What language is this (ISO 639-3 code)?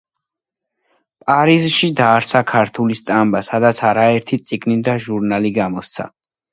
kat